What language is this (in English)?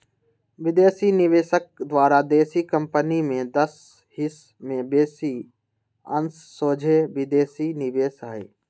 Magahi